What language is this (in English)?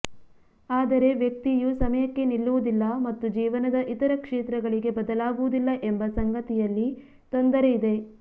Kannada